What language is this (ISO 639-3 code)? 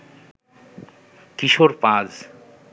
ben